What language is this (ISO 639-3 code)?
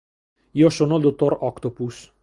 ita